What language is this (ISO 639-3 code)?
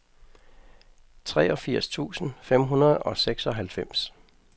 dan